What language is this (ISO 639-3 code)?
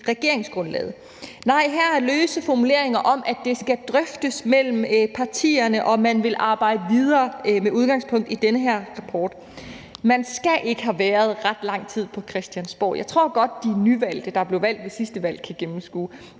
dan